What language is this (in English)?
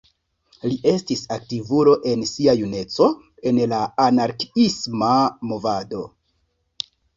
Esperanto